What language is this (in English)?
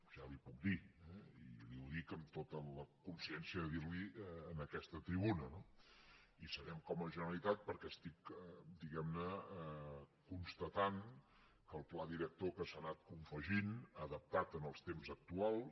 Catalan